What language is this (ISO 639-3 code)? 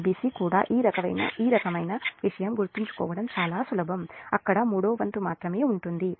tel